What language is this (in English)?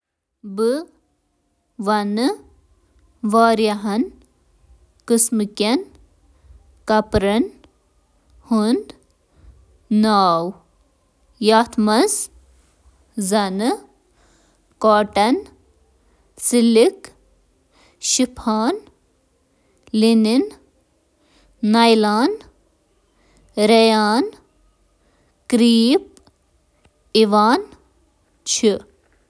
Kashmiri